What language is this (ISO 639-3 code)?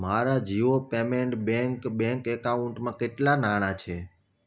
guj